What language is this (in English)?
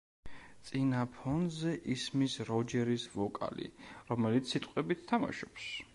Georgian